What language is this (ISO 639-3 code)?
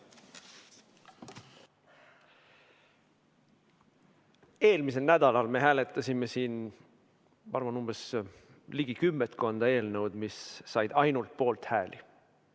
est